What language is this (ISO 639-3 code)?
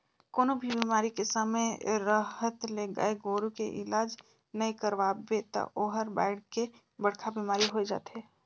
hne